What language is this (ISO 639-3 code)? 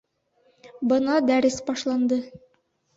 bak